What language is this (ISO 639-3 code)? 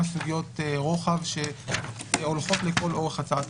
heb